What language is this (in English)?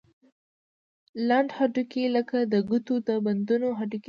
Pashto